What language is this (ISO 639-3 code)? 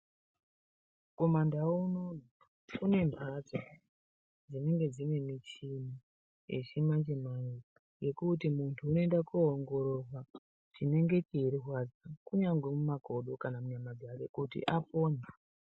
ndc